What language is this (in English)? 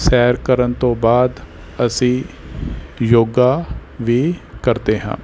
Punjabi